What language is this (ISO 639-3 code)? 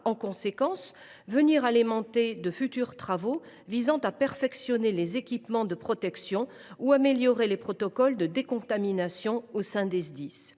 fra